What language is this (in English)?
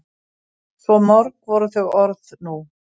Icelandic